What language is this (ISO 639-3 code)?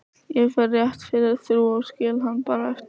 isl